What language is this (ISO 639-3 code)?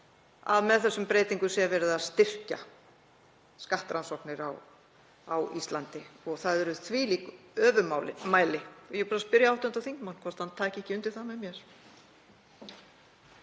isl